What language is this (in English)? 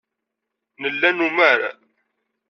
Kabyle